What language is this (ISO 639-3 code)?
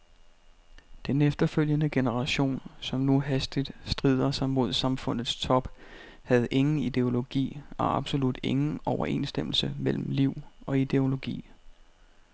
dan